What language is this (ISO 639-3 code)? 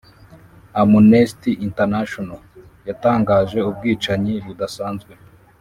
kin